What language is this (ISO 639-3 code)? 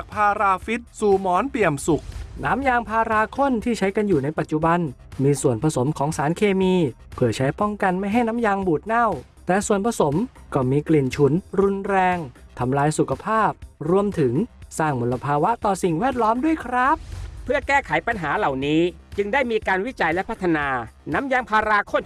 tha